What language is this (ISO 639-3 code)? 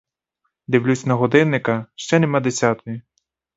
ukr